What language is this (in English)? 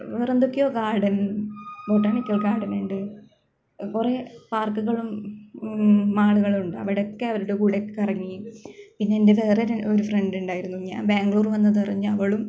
Malayalam